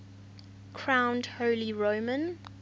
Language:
English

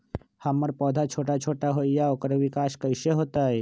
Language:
Magahi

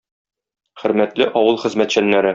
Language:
Tatar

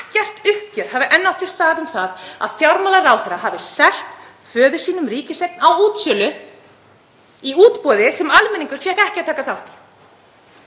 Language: Icelandic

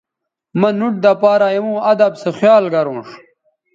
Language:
Bateri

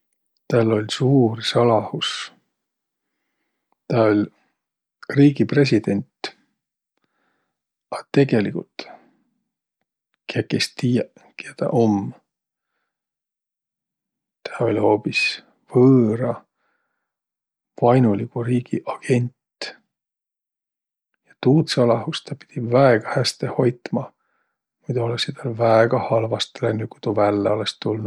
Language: Võro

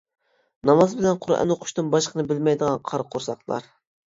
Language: Uyghur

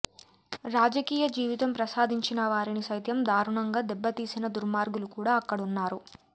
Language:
Telugu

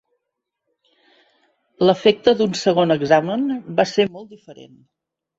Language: Catalan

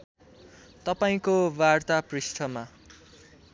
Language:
Nepali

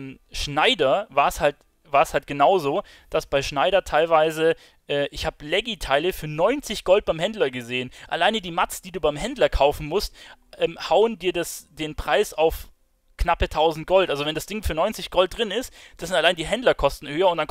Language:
German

